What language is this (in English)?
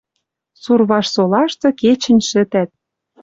Western Mari